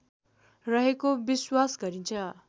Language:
Nepali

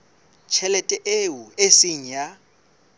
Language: Southern Sotho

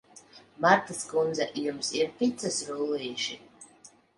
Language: Latvian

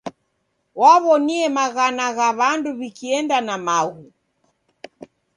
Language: Taita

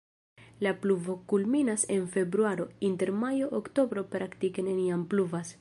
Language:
Esperanto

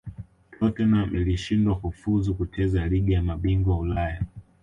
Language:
Swahili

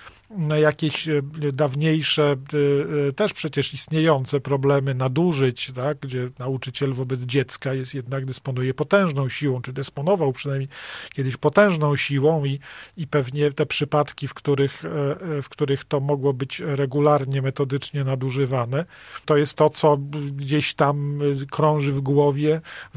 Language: Polish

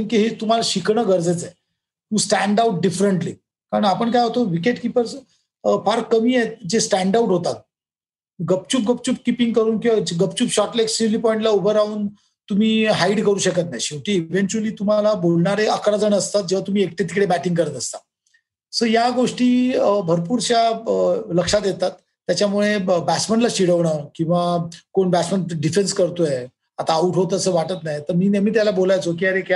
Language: Marathi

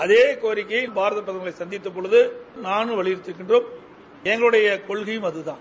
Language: Tamil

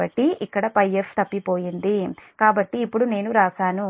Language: Telugu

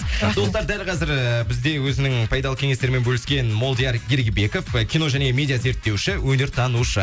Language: Kazakh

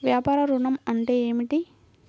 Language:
Telugu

